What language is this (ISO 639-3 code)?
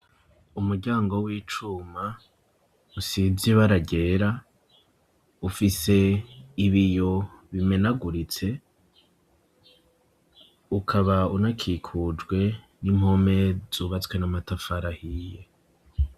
run